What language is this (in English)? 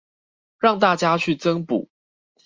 Chinese